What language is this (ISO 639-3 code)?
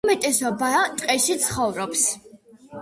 kat